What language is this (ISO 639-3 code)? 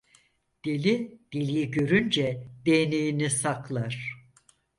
tur